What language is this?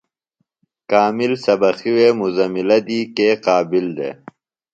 Phalura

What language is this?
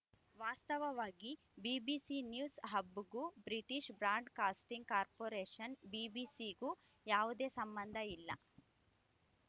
Kannada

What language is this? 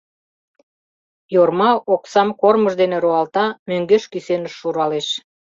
Mari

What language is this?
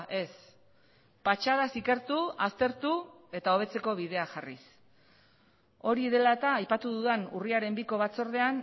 Basque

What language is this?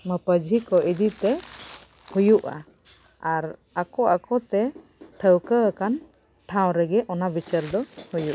Santali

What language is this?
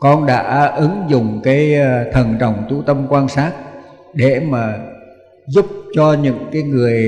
Vietnamese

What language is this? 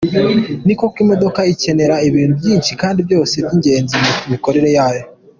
Kinyarwanda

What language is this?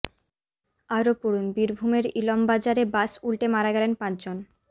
Bangla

